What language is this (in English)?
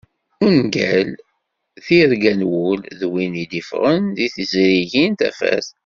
Kabyle